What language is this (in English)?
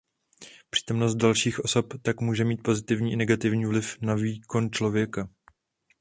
Czech